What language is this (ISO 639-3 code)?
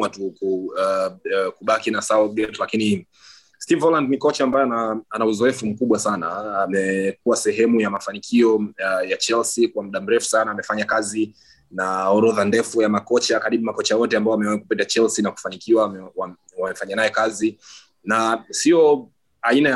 swa